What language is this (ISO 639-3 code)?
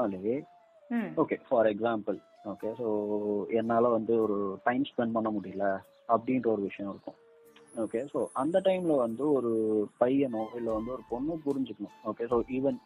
tam